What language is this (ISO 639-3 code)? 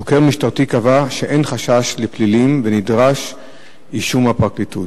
heb